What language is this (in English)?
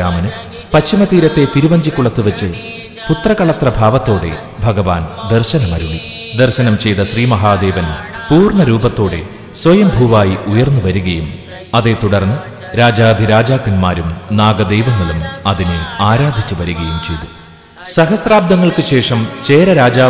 Malayalam